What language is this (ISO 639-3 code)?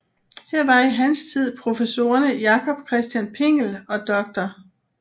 dan